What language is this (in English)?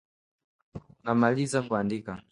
Swahili